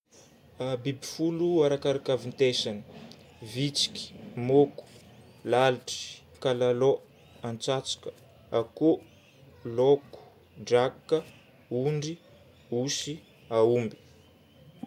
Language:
Northern Betsimisaraka Malagasy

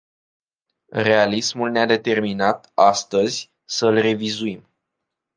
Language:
Romanian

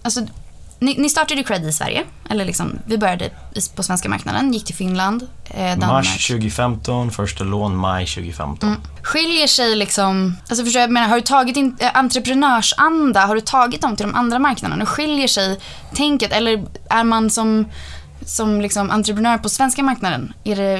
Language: Swedish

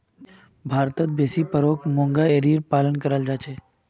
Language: Magahi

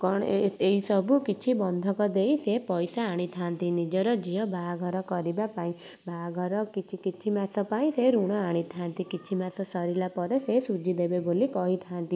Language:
Odia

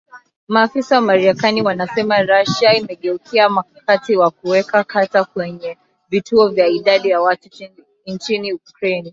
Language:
Swahili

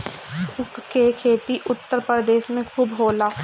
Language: Bhojpuri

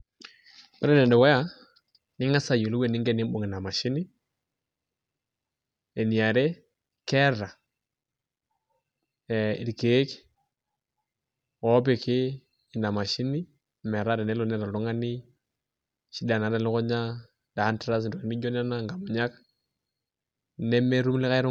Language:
Masai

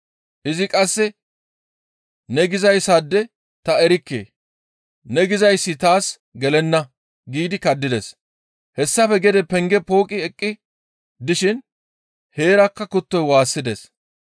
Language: Gamo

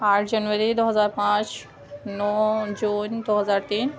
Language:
Urdu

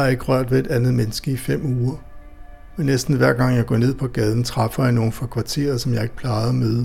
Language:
Danish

